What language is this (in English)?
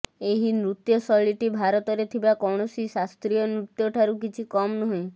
Odia